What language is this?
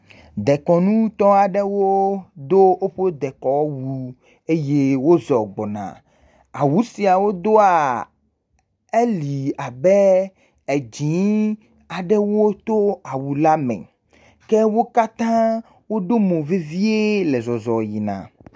Ewe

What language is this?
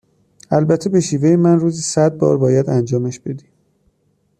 Persian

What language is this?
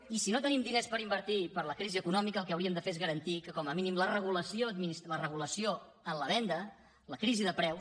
Catalan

